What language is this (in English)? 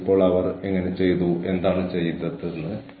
Malayalam